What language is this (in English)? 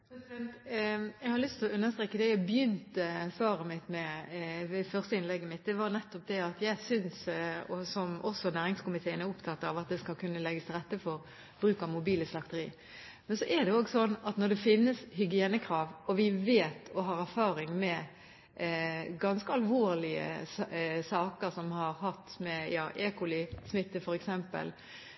Norwegian Bokmål